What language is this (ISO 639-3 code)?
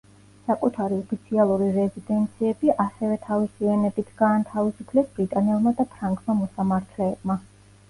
kat